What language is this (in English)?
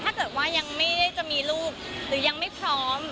Thai